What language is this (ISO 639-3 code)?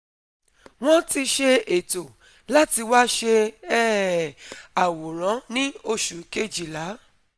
yor